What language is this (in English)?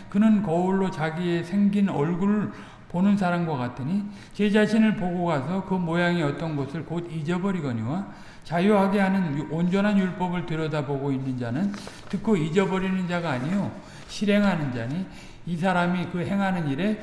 Korean